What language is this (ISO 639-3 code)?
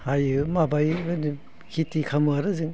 brx